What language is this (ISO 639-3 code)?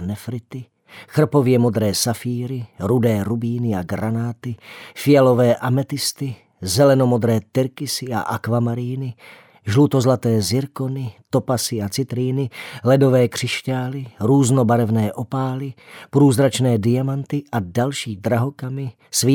ces